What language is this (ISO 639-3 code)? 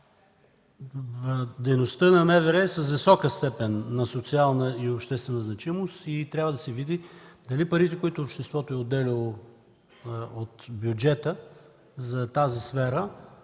bul